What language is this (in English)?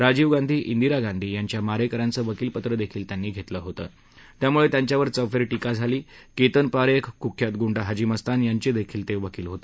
Marathi